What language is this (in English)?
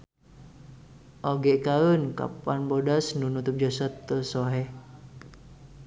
Sundanese